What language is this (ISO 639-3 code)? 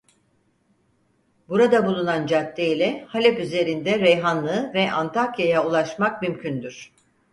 tur